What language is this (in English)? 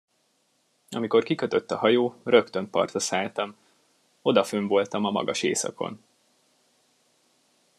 Hungarian